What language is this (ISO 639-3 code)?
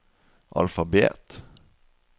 nor